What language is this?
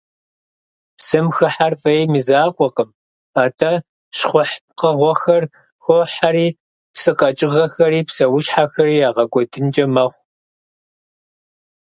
Kabardian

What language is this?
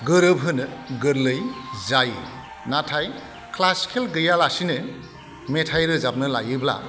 Bodo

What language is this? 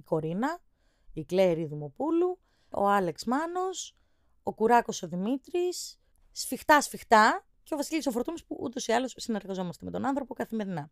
Greek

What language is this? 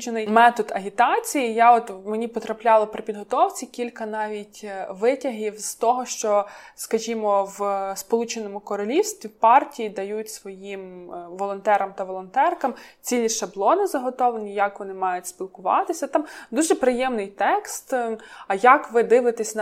Ukrainian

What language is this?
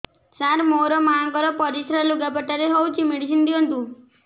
Odia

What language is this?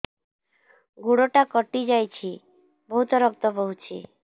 Odia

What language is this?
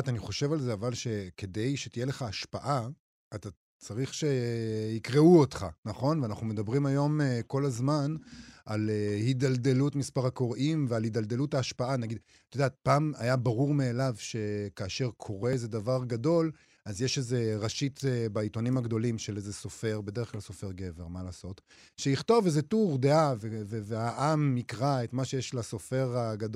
Hebrew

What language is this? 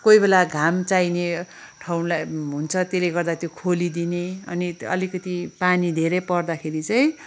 Nepali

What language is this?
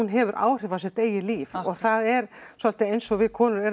Icelandic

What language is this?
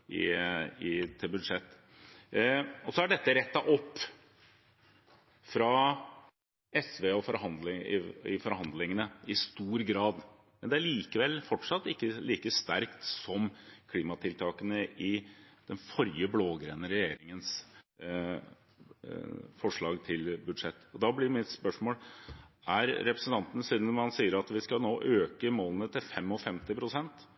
Norwegian Bokmål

